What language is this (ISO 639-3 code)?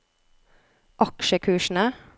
nor